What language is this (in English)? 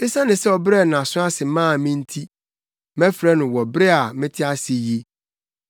Akan